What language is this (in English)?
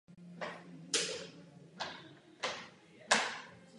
Czech